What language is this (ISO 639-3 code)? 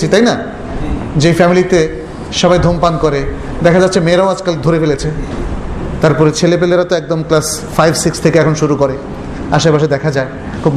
ben